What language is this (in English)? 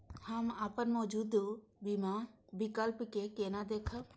Maithili